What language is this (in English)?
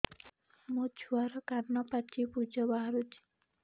Odia